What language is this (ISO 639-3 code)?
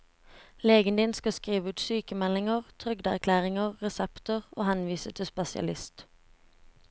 nor